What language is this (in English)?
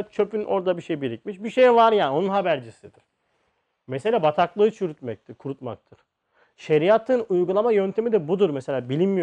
Turkish